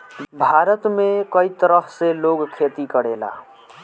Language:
Bhojpuri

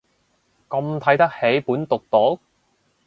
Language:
Cantonese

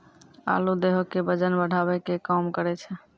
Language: Maithili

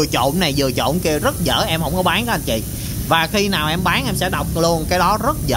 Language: Vietnamese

